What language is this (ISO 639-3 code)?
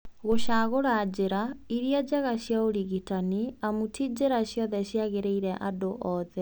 kik